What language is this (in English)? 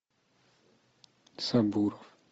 Russian